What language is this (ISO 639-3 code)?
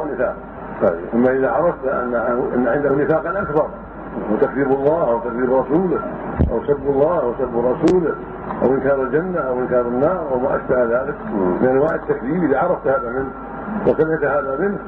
ara